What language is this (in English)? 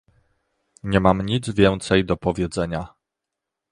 Polish